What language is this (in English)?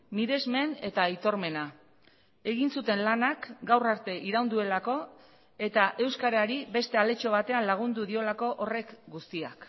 Basque